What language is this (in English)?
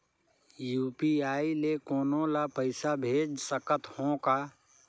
Chhattisgarhi